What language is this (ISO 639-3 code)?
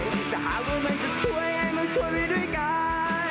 tha